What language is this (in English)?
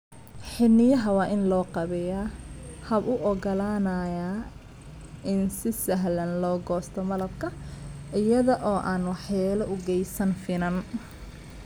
Somali